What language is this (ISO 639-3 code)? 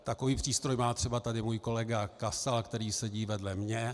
ces